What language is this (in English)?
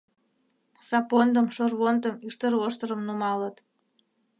Mari